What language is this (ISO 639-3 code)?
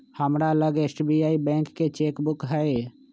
mag